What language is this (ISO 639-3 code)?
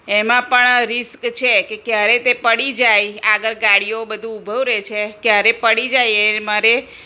guj